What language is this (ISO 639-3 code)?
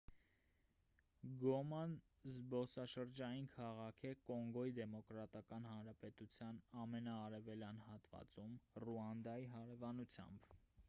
hye